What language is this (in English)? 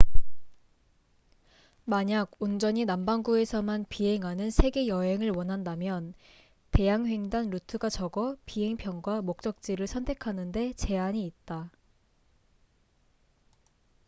Korean